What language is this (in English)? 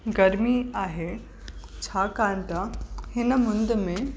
Sindhi